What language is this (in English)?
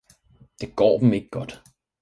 Danish